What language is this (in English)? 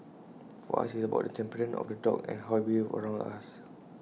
English